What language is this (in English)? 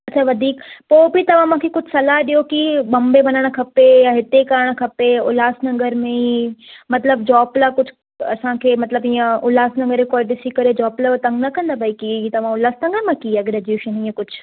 Sindhi